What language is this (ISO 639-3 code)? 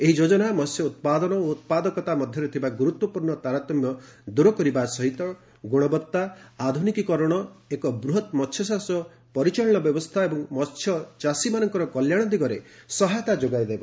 ori